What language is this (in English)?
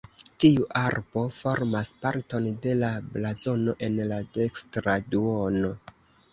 Esperanto